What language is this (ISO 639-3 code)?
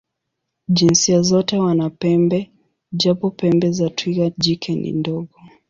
swa